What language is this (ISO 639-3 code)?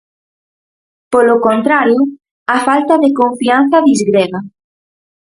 glg